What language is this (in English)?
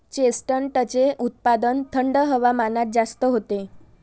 Marathi